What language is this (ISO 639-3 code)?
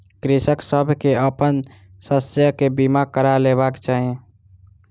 mai